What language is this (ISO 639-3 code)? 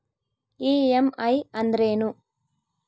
kan